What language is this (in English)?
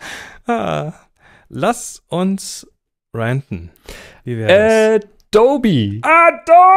German